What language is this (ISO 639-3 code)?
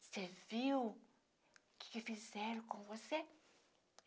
por